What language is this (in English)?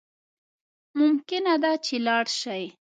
Pashto